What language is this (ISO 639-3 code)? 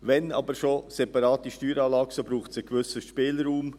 gsw